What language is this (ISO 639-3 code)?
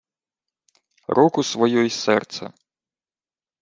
ukr